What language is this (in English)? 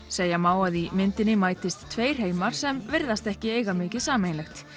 Icelandic